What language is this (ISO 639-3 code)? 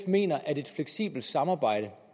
dan